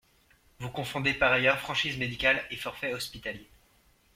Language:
French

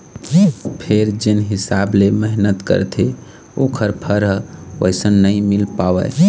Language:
Chhattisgarhi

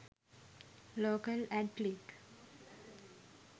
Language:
Sinhala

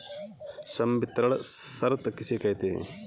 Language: Hindi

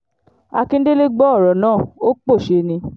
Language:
Yoruba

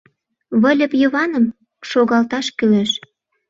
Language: Mari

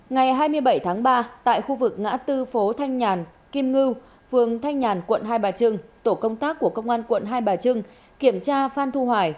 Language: Vietnamese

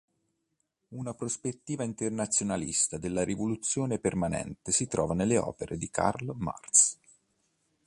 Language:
Italian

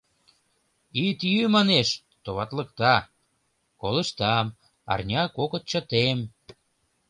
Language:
Mari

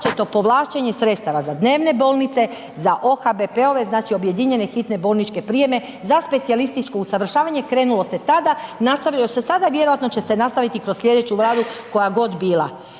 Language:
Croatian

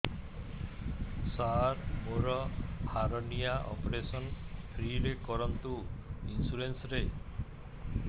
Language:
Odia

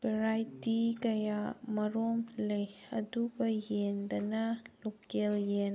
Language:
Manipuri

